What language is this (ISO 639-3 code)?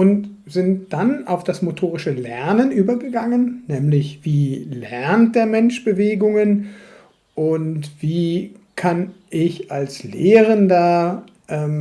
deu